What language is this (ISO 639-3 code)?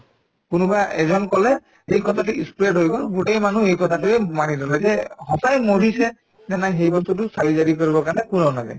asm